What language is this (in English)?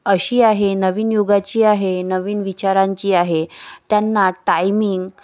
Marathi